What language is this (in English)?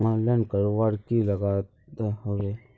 Magahi